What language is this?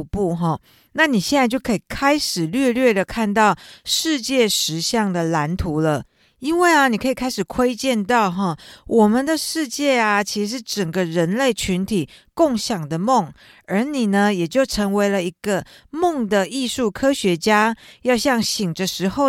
Chinese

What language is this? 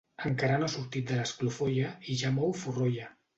Catalan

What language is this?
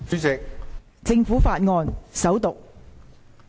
Cantonese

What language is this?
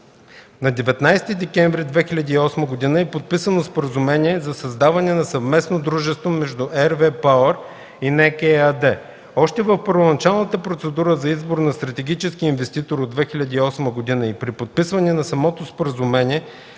Bulgarian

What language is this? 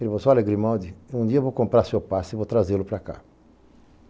Portuguese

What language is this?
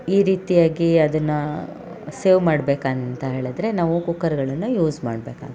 Kannada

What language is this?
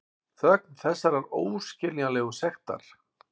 Icelandic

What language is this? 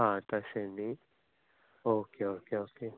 Konkani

